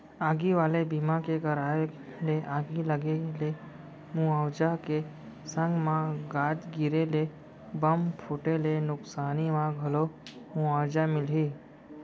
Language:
Chhattisgarhi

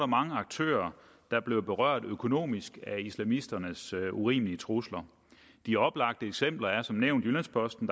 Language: Danish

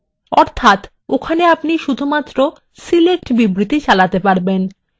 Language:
Bangla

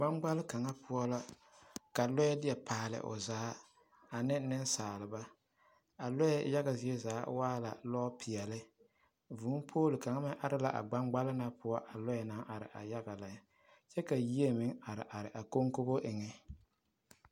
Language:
Southern Dagaare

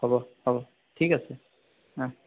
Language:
Assamese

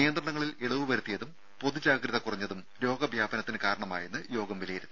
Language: Malayalam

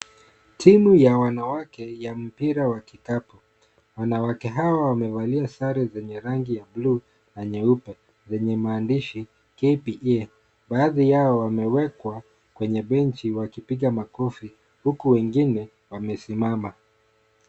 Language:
Swahili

